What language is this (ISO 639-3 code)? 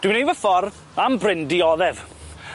cym